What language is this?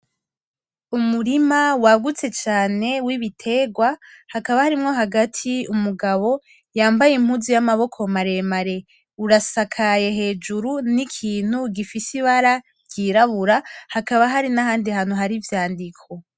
Rundi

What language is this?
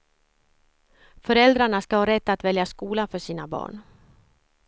Swedish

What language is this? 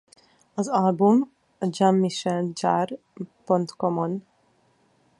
Hungarian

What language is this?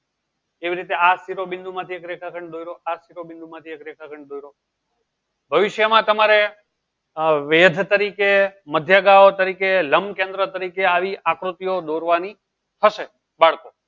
Gujarati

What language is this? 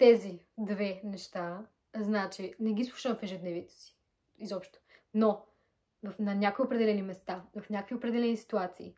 Bulgarian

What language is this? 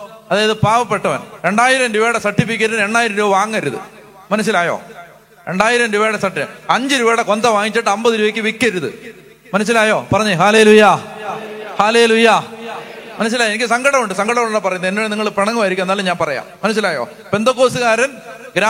Malayalam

